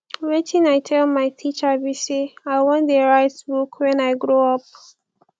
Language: Nigerian Pidgin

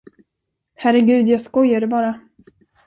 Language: Swedish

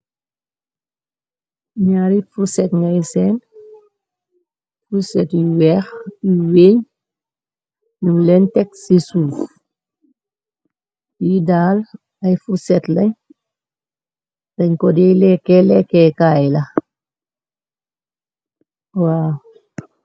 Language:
Wolof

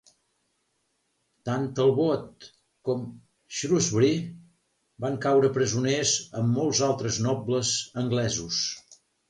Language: Catalan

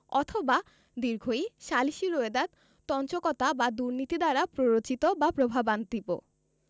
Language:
Bangla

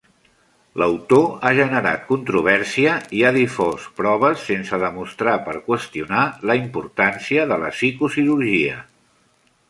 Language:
Catalan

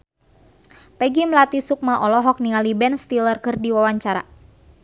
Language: Sundanese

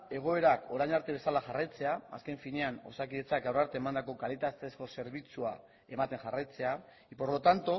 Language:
Basque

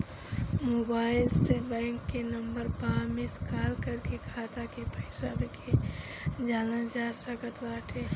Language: Bhojpuri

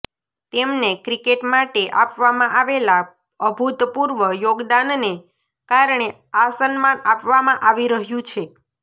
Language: Gujarati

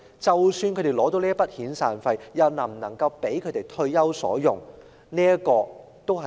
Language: Cantonese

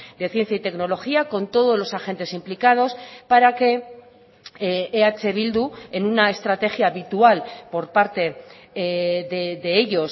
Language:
Spanish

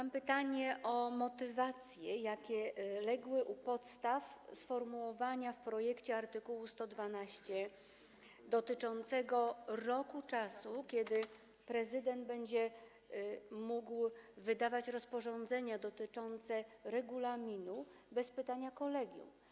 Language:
Polish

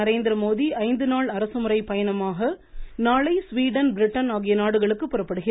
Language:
Tamil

